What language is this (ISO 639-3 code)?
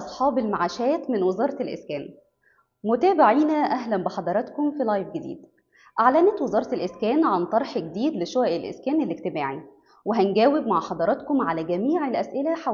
ara